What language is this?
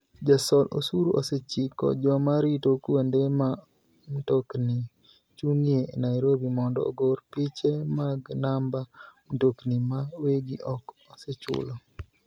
Luo (Kenya and Tanzania)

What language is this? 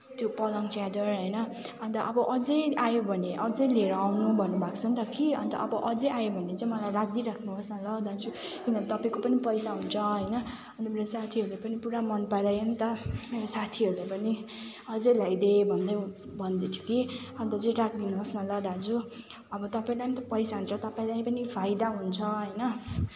Nepali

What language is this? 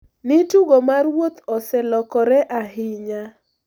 Luo (Kenya and Tanzania)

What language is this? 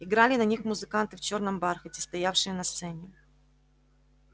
Russian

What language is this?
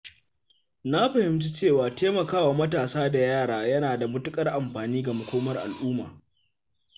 Hausa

